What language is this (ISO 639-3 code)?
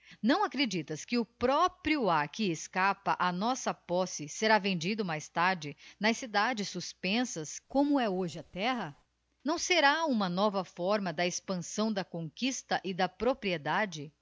por